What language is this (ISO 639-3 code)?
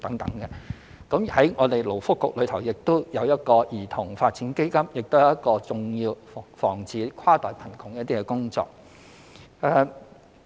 yue